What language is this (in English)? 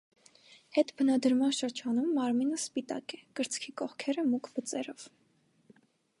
Armenian